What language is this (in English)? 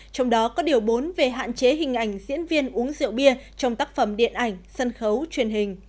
Vietnamese